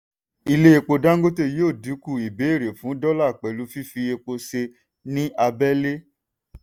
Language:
Yoruba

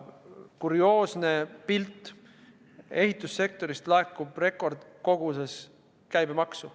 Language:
Estonian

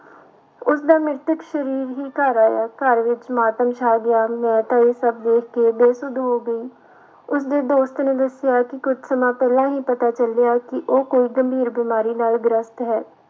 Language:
Punjabi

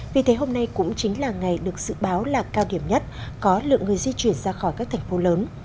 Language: Vietnamese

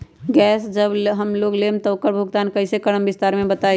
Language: Magahi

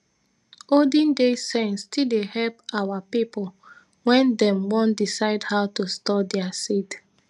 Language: Nigerian Pidgin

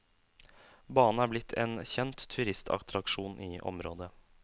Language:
Norwegian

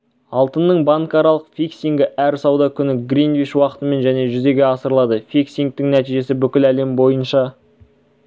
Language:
Kazakh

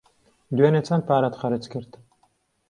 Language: Central Kurdish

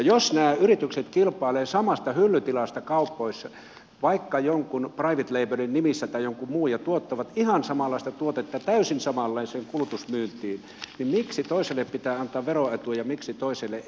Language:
Finnish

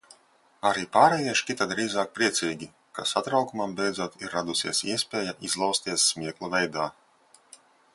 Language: Latvian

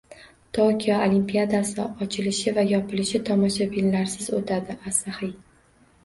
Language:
Uzbek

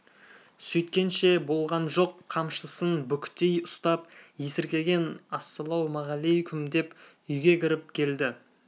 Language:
Kazakh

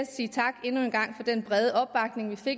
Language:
Danish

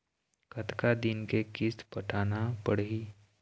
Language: Chhattisgarhi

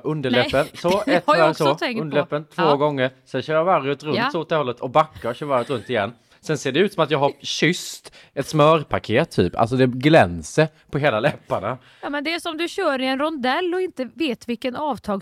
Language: Swedish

